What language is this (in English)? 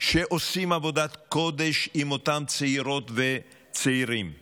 Hebrew